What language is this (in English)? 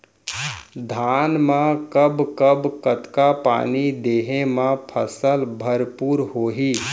Chhattisgarhi